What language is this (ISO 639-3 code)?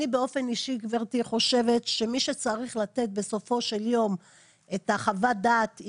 heb